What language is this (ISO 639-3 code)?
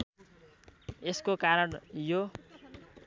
nep